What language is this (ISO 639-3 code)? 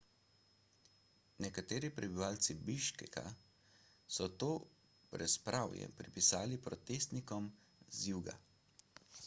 slv